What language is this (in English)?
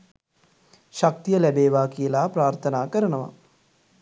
Sinhala